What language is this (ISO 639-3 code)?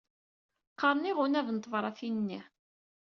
kab